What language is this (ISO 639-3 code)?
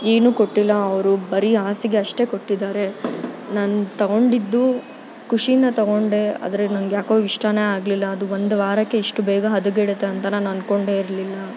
kan